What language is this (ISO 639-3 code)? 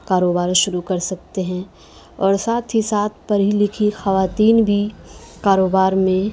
urd